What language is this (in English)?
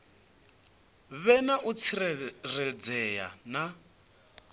Venda